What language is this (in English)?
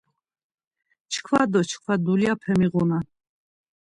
Laz